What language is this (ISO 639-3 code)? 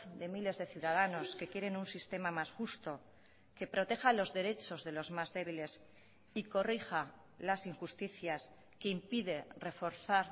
spa